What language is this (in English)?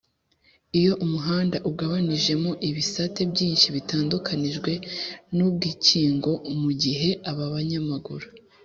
Kinyarwanda